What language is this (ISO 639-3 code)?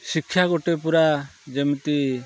ori